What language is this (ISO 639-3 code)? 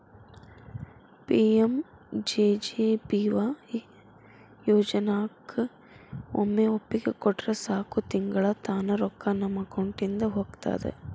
kan